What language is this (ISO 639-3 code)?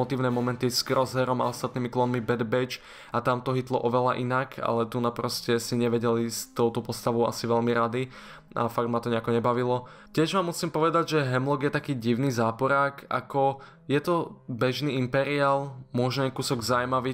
slk